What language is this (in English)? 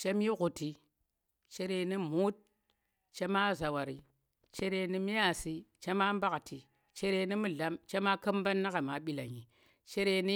Tera